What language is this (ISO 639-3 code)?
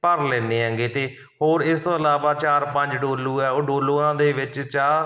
pan